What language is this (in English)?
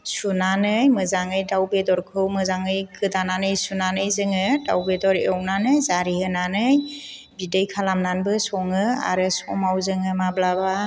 Bodo